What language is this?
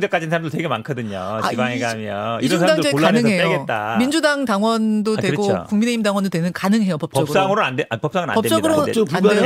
Korean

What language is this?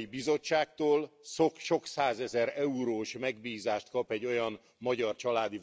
Hungarian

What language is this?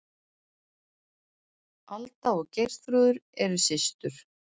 Icelandic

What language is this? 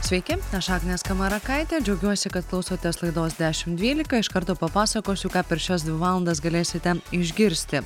Lithuanian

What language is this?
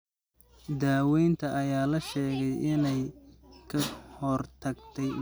Somali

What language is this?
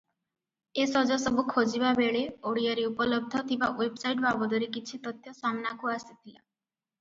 Odia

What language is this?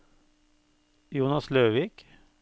Norwegian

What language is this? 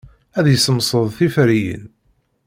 Kabyle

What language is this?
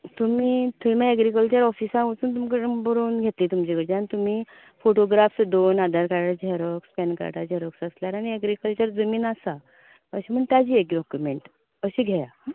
Konkani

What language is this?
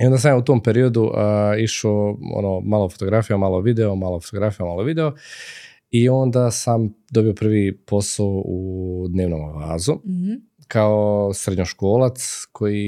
Croatian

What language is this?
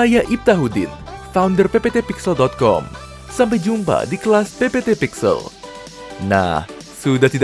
Indonesian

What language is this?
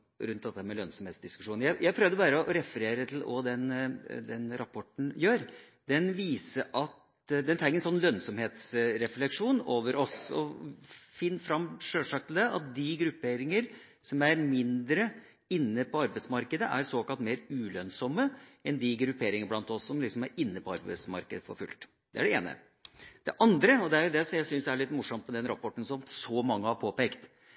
Norwegian Bokmål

